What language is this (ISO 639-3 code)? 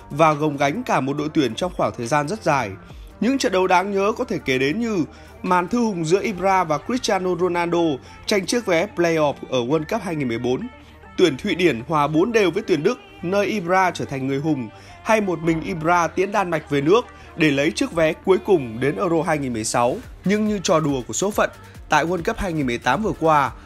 vie